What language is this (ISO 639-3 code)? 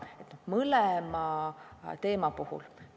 est